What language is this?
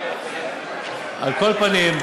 Hebrew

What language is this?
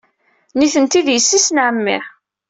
Kabyle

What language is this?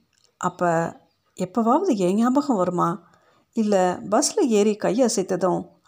Tamil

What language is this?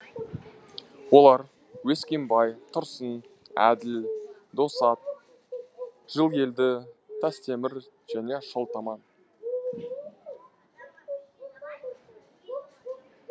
Kazakh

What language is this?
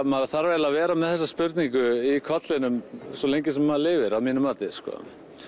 Icelandic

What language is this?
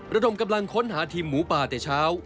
Thai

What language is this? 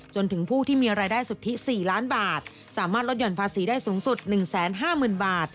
Thai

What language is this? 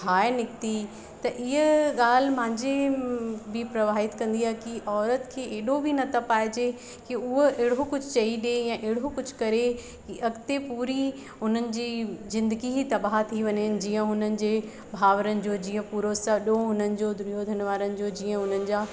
Sindhi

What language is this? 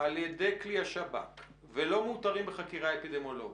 Hebrew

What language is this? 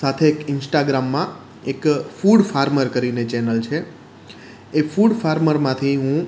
Gujarati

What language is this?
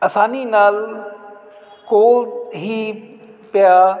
Punjabi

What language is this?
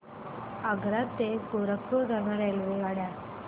Marathi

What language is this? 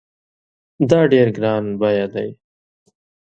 Pashto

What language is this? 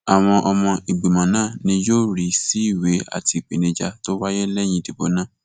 Yoruba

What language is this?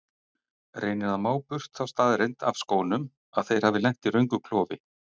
Icelandic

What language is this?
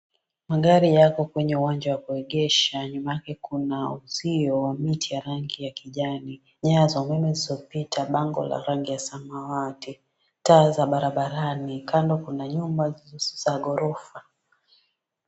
Swahili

